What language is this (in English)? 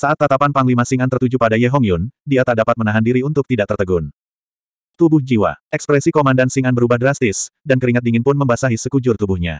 Indonesian